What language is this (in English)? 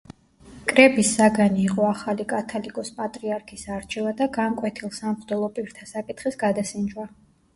Georgian